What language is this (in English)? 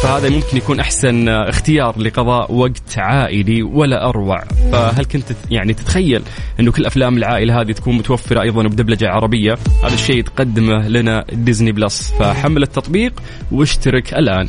Arabic